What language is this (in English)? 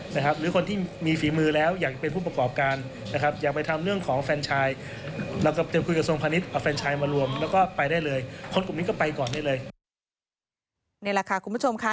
Thai